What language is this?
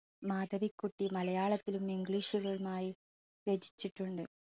Malayalam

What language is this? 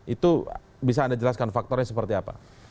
Indonesian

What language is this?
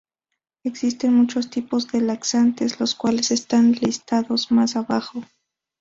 Spanish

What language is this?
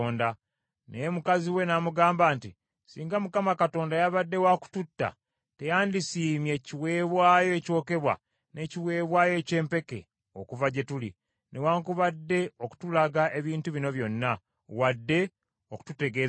Ganda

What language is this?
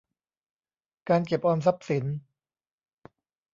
Thai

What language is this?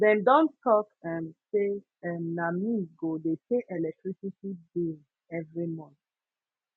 Nigerian Pidgin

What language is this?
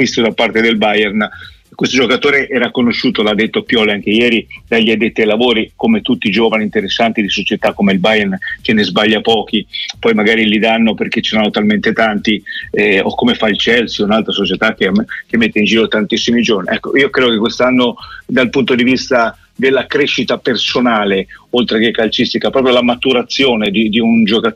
Italian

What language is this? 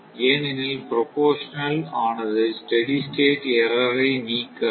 Tamil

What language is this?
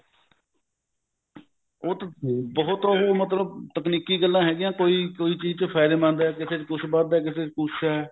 Punjabi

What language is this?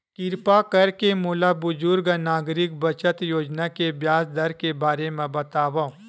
Chhattisgarhi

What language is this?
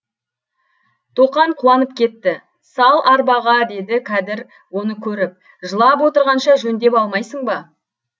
Kazakh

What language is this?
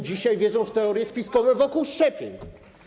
Polish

